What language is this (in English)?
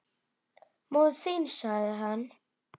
Icelandic